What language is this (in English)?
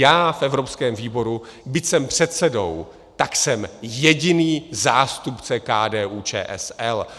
Czech